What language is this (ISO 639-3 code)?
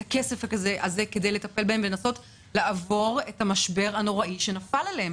heb